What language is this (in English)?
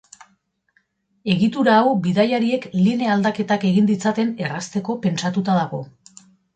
Basque